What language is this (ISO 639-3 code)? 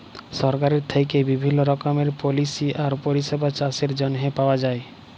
ben